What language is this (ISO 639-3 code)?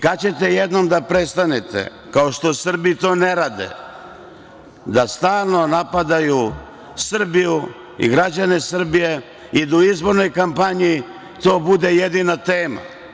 srp